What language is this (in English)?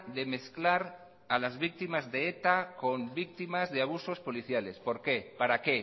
Spanish